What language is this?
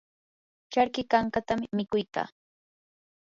Yanahuanca Pasco Quechua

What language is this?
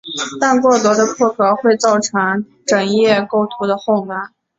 Chinese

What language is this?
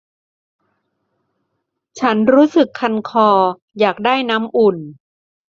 Thai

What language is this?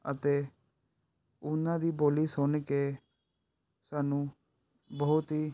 Punjabi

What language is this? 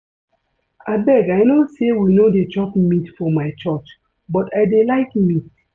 Nigerian Pidgin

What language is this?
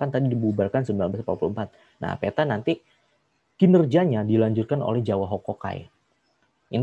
Indonesian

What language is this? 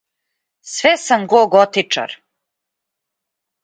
Serbian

